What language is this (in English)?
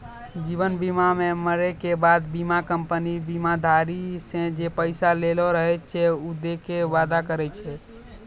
Maithili